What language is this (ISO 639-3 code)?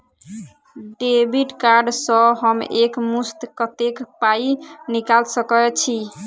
mai